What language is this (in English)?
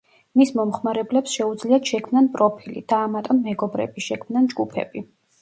Georgian